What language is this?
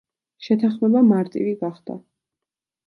Georgian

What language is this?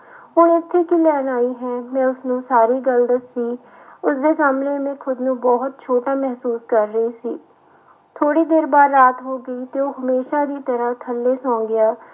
Punjabi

